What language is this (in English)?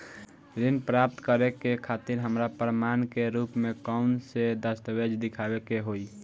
Bhojpuri